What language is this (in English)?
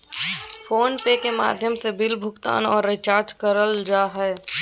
Magahi